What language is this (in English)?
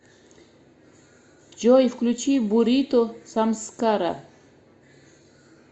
Russian